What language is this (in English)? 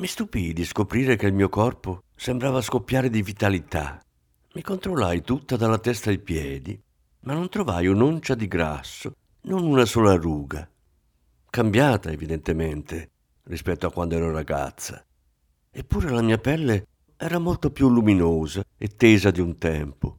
Italian